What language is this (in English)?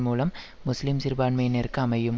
Tamil